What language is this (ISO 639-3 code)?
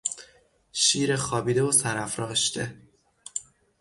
fas